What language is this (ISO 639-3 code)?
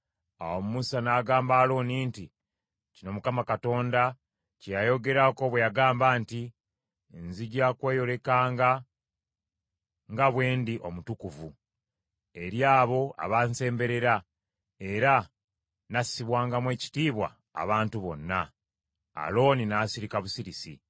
lug